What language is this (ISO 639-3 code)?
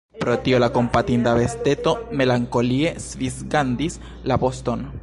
epo